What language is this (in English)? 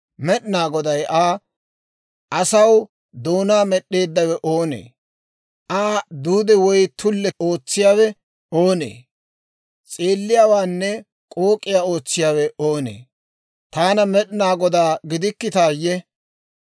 Dawro